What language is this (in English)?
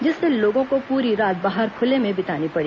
Hindi